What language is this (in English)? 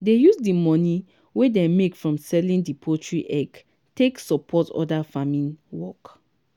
Nigerian Pidgin